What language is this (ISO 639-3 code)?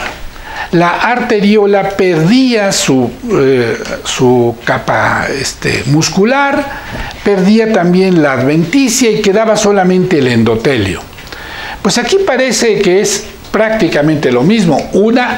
spa